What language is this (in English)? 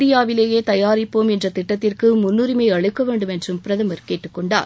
Tamil